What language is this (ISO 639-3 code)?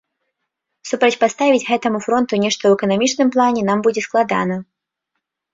bel